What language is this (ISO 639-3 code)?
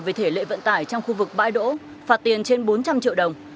vie